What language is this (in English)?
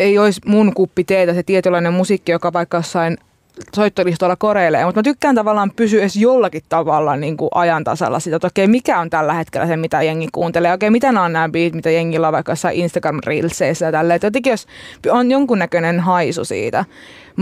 Finnish